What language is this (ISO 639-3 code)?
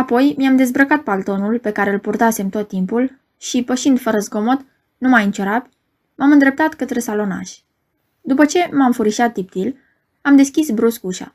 ron